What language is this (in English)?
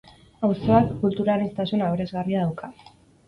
Basque